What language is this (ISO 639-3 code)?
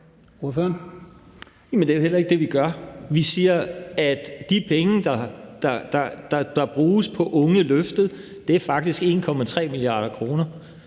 dan